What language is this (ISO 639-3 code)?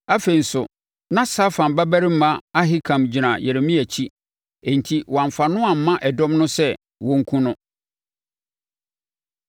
aka